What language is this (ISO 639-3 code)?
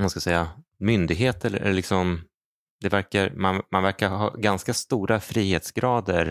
swe